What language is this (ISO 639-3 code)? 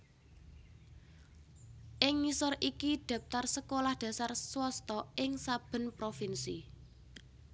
jav